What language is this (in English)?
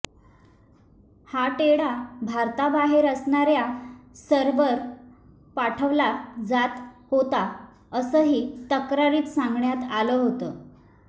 Marathi